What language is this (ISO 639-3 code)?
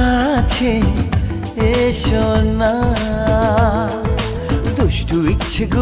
hin